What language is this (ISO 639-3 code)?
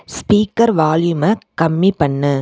tam